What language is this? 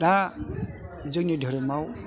Bodo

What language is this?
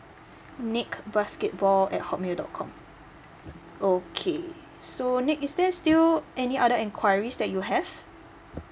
English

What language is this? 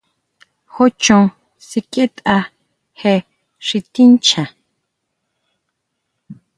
Huautla Mazatec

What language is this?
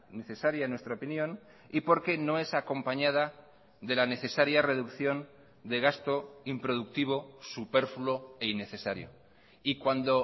Spanish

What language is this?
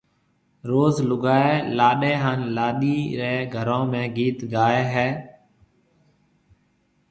Marwari (Pakistan)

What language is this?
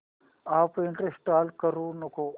Marathi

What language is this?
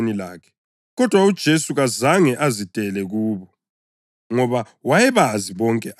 North Ndebele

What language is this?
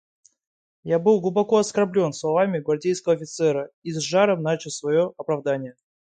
Russian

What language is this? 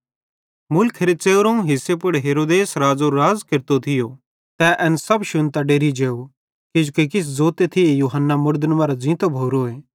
Bhadrawahi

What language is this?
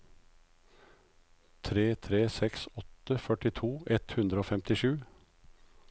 Norwegian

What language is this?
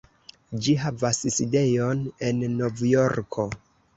Esperanto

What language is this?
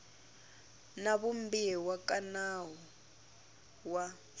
Tsonga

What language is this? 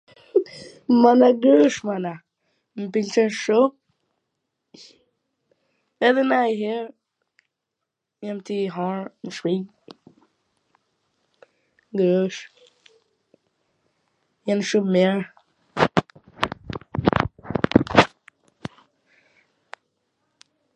Gheg Albanian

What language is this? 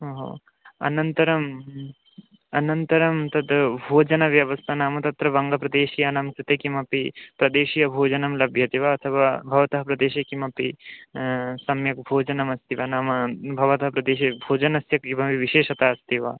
Sanskrit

